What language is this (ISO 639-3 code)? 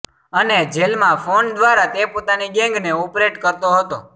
guj